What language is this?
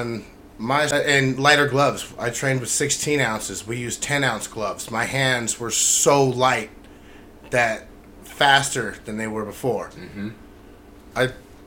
English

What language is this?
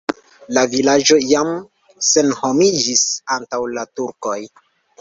Esperanto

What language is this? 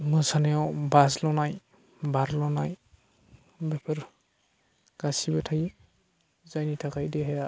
Bodo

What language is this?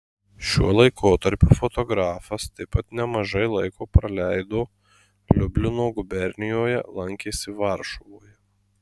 Lithuanian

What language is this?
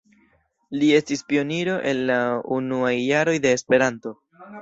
Esperanto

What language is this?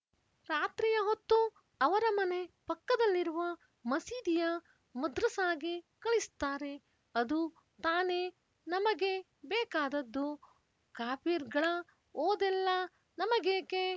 Kannada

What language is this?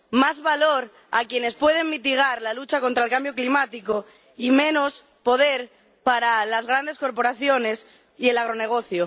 Spanish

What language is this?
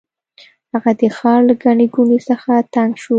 Pashto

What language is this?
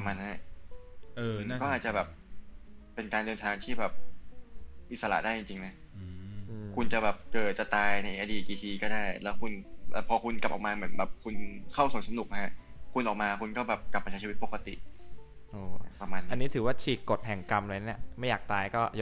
Thai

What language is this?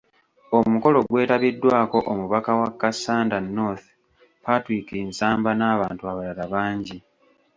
Ganda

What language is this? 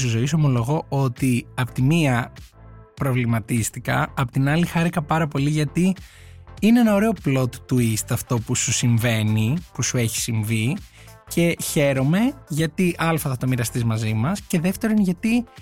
Greek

